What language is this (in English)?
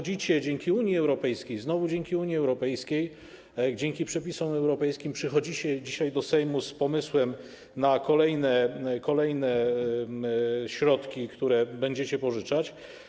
Polish